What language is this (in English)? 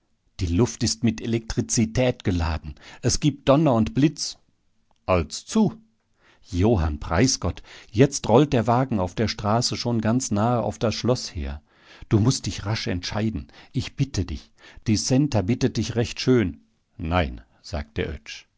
German